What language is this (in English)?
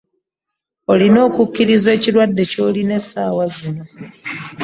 Ganda